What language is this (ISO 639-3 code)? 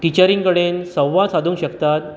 kok